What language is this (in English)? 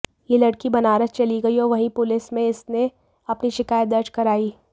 Hindi